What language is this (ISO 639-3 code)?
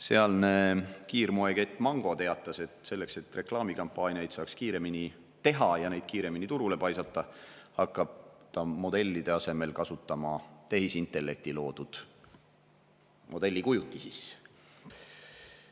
est